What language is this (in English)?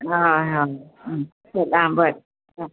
Konkani